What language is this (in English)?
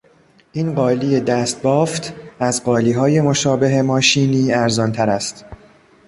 Persian